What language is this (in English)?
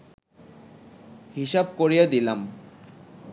Bangla